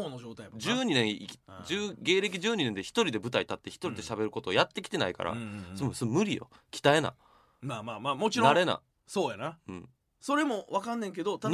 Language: Japanese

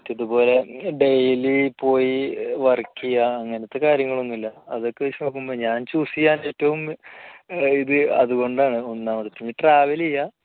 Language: Malayalam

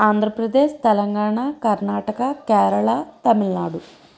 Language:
Telugu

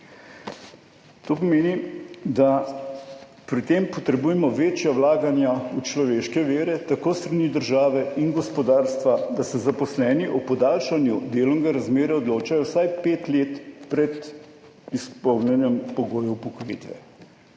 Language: Slovenian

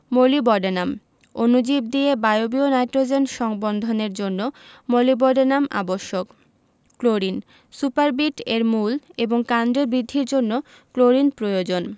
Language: Bangla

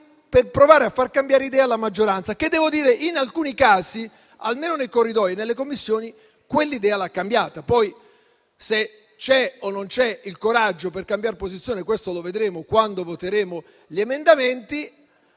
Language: Italian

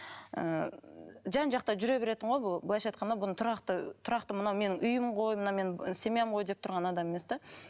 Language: Kazakh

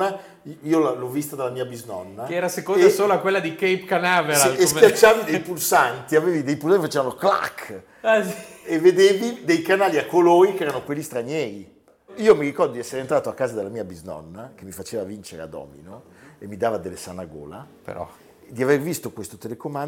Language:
Italian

